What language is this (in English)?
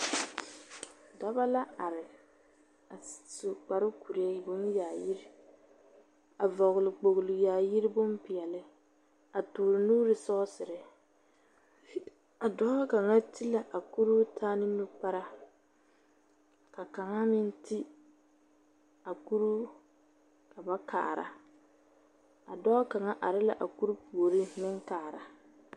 Southern Dagaare